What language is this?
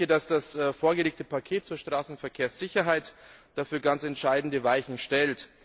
German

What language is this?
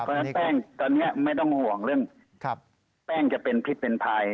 Thai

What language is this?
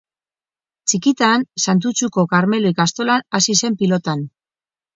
Basque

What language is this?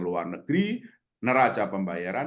Indonesian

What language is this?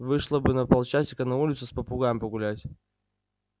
Russian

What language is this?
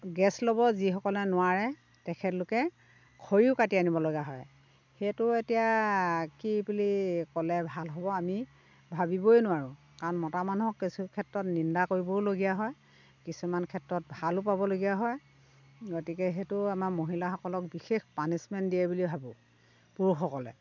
Assamese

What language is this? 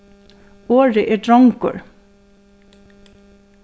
Faroese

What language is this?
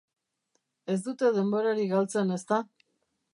Basque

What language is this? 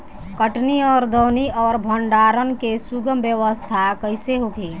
Bhojpuri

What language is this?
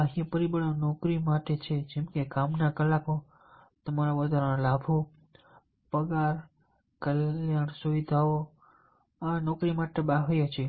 Gujarati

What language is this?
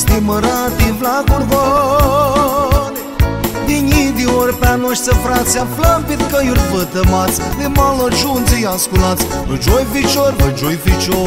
Romanian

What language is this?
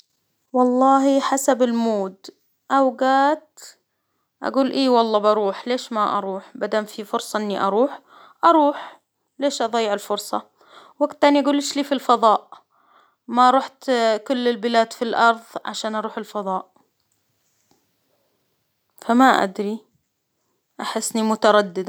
Hijazi Arabic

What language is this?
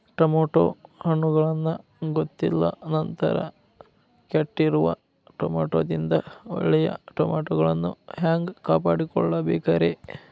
Kannada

